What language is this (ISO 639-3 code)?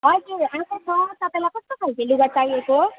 nep